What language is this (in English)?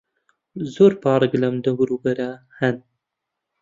Central Kurdish